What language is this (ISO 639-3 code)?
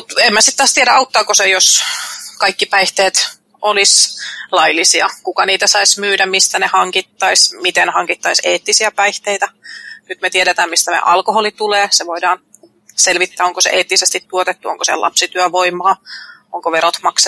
fin